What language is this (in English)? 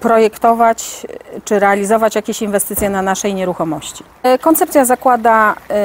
Polish